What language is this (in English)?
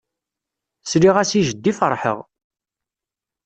Kabyle